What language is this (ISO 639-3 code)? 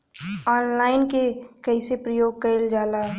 bho